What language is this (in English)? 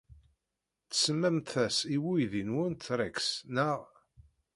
Kabyle